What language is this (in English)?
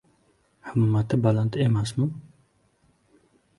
Uzbek